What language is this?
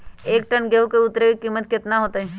Magahi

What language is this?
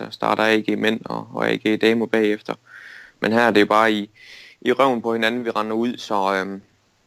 Danish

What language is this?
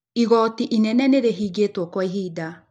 Kikuyu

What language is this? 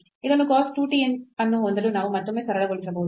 Kannada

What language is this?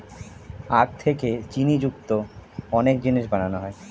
Bangla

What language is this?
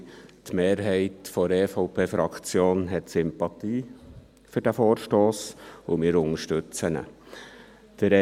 Swiss German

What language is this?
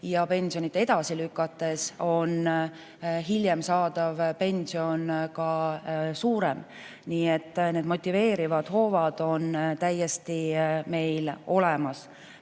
Estonian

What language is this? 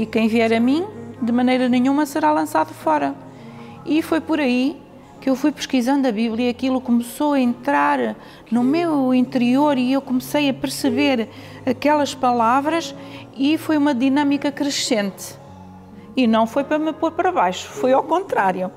Portuguese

